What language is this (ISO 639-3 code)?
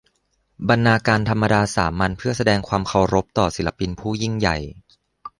tha